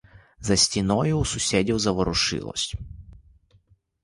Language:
Ukrainian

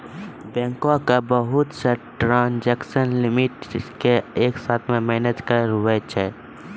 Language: Maithili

